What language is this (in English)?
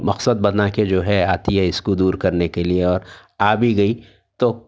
Urdu